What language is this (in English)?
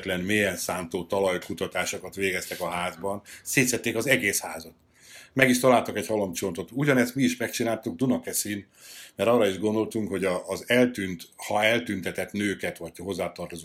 Hungarian